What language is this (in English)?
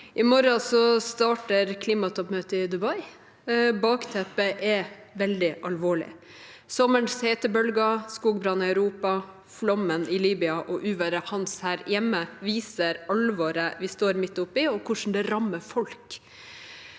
Norwegian